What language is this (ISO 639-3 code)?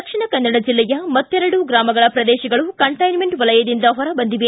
kan